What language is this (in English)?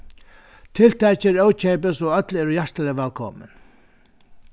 Faroese